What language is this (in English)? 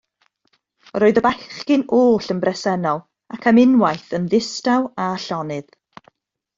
Welsh